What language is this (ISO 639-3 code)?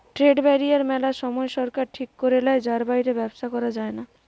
ben